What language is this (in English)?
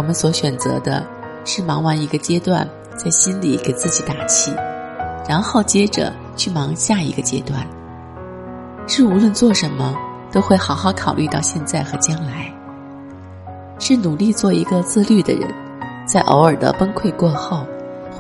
Chinese